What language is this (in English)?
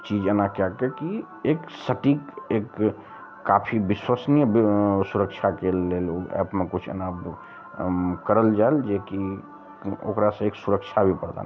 Maithili